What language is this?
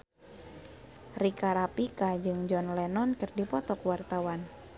Sundanese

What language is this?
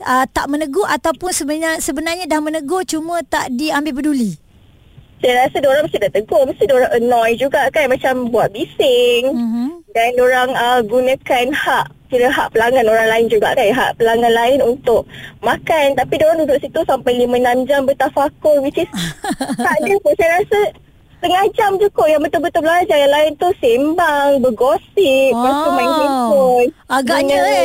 Malay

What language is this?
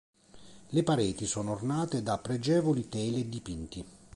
Italian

